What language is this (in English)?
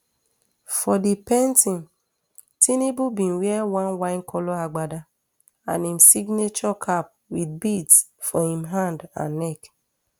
Nigerian Pidgin